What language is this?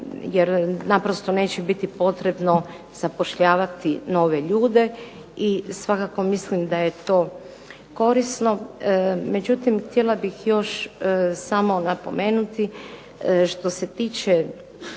Croatian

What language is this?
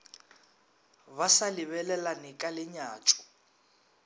Northern Sotho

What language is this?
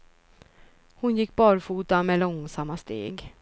Swedish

